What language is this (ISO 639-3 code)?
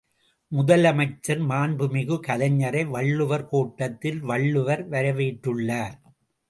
tam